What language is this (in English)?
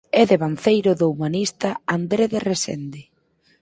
Galician